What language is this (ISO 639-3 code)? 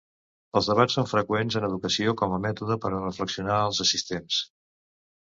cat